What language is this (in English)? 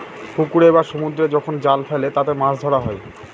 Bangla